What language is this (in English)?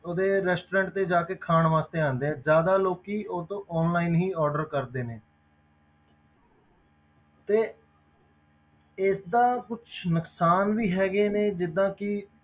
Punjabi